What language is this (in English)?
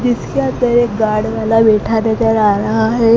Hindi